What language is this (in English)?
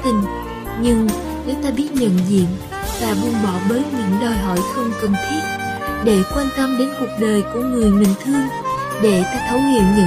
Vietnamese